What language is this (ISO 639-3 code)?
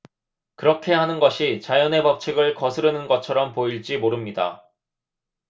kor